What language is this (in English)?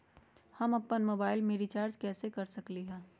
Magahi